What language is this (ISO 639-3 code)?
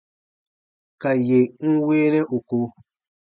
bba